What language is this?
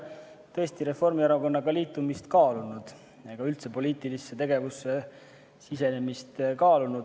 Estonian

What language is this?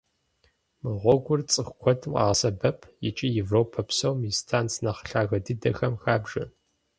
Kabardian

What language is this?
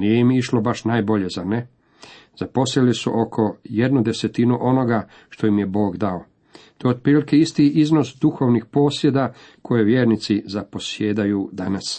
Croatian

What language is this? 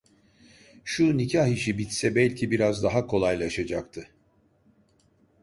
Turkish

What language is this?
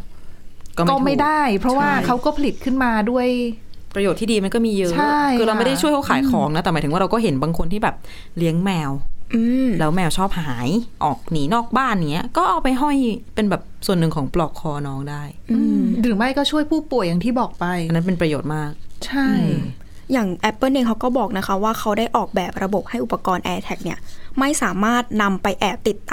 Thai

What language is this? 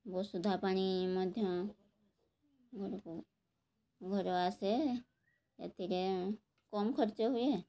Odia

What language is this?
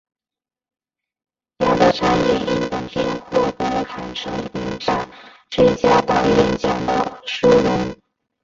Chinese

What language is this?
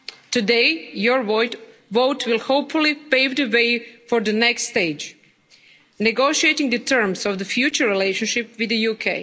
English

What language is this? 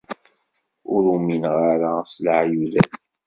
Kabyle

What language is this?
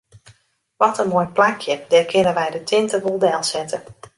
Western Frisian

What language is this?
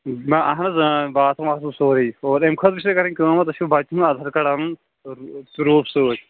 Kashmiri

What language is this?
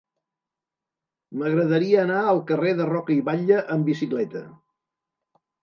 Catalan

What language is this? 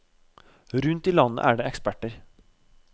Norwegian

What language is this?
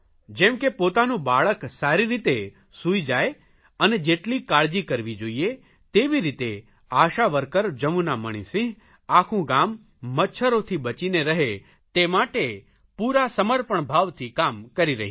Gujarati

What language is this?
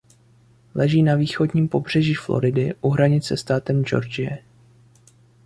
Czech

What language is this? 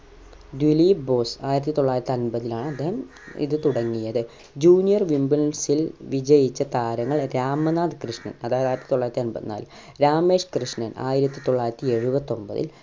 Malayalam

